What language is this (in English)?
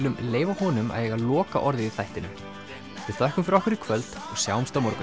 Icelandic